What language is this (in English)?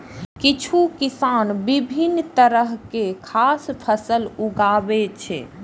Maithili